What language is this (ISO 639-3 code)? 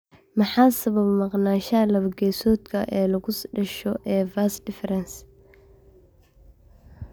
som